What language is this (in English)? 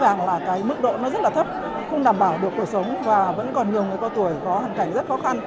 Vietnamese